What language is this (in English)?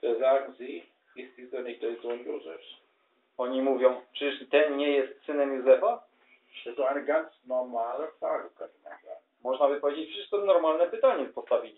Polish